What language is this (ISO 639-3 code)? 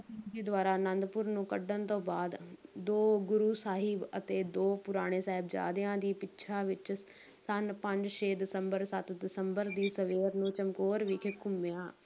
pan